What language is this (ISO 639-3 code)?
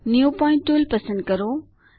guj